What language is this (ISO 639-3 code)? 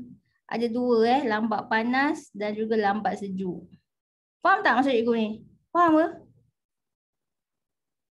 msa